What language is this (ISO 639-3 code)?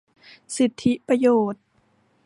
tha